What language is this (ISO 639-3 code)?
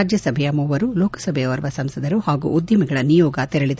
kan